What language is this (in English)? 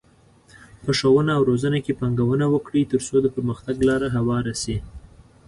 Pashto